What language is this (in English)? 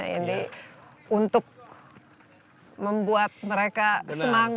Indonesian